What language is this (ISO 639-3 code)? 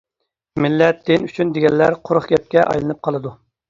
uig